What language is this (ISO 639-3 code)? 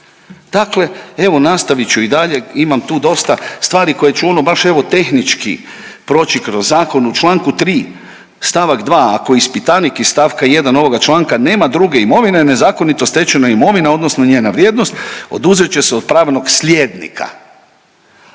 hrv